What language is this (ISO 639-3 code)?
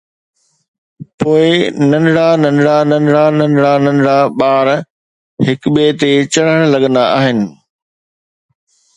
snd